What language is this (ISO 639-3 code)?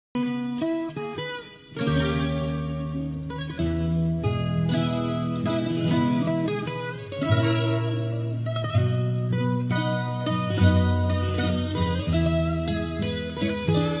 por